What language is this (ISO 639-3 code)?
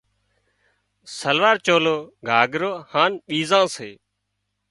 kxp